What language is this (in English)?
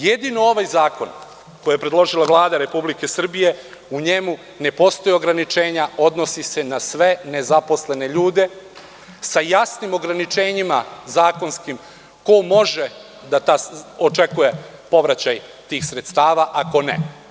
Serbian